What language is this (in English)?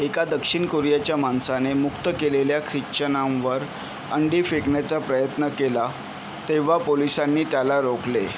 Marathi